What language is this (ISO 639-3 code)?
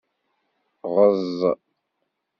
kab